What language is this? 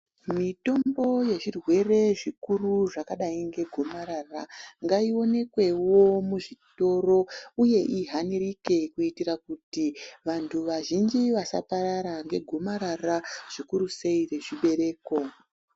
Ndau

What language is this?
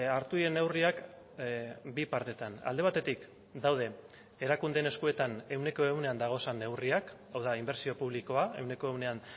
Basque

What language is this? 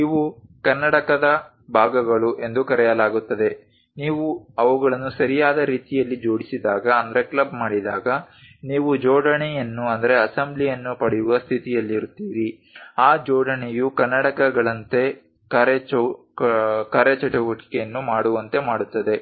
Kannada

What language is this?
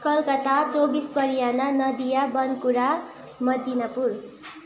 Nepali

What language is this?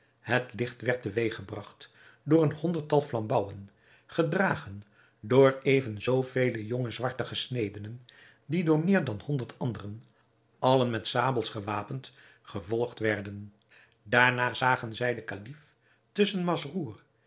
Dutch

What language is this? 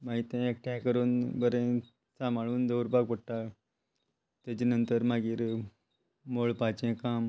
Konkani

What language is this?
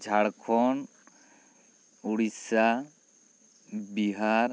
Santali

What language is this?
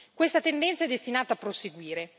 Italian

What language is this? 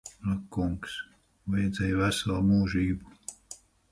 Latvian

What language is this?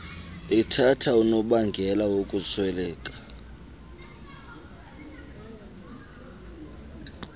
Xhosa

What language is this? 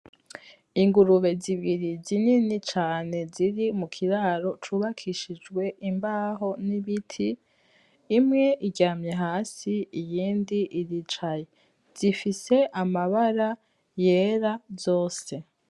Rundi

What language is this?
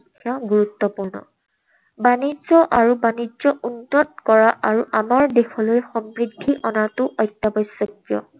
Assamese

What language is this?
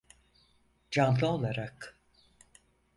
Turkish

